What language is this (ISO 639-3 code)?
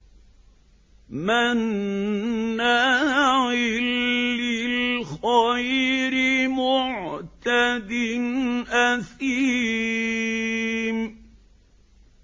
ara